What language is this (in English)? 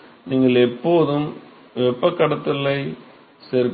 Tamil